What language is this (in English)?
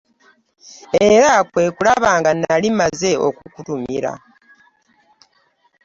Ganda